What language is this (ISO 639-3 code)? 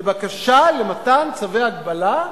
heb